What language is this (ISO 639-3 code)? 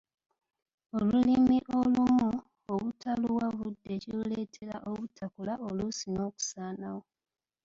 lug